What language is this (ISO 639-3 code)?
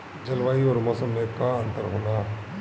bho